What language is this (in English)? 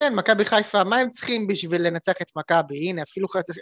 Hebrew